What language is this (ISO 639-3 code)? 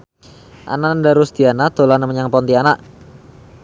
jav